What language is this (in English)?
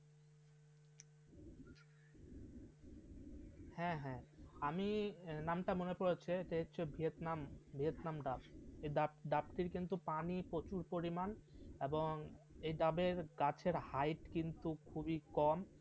Bangla